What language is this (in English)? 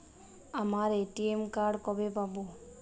Bangla